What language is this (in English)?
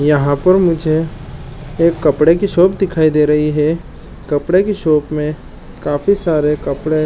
Chhattisgarhi